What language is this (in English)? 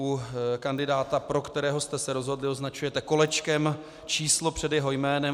Czech